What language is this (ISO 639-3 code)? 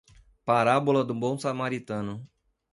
por